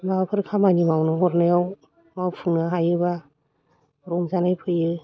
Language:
Bodo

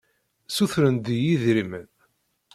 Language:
Kabyle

